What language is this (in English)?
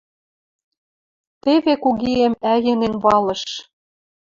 Western Mari